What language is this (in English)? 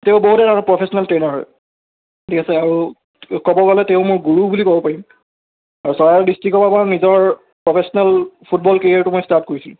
Assamese